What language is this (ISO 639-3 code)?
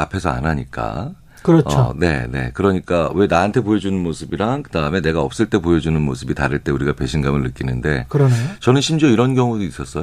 kor